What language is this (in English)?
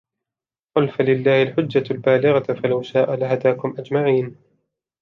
Arabic